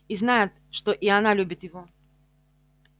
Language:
Russian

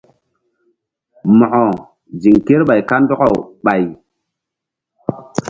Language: Mbum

